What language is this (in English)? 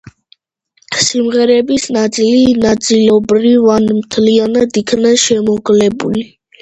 Georgian